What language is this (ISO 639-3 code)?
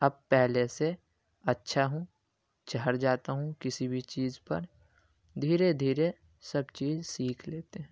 urd